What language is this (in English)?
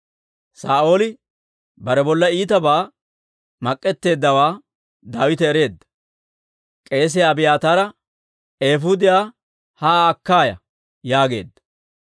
Dawro